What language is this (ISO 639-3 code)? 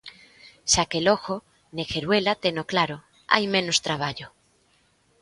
glg